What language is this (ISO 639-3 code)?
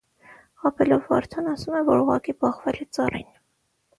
hye